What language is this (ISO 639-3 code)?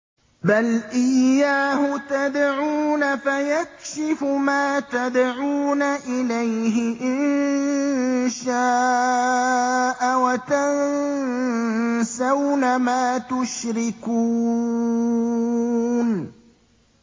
ara